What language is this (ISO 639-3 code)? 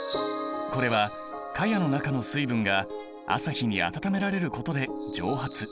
jpn